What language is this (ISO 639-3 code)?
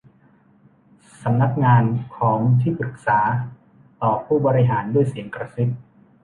tha